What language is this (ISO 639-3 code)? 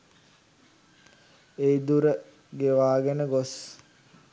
sin